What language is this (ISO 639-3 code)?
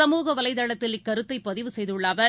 tam